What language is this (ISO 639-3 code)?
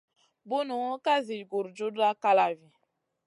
mcn